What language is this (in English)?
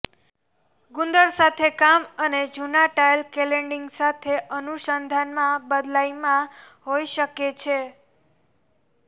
Gujarati